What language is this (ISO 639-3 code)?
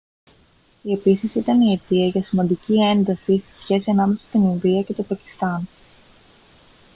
ell